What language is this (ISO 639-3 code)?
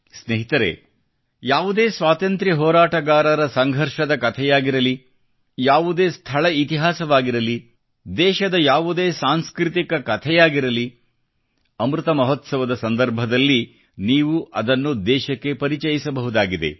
kan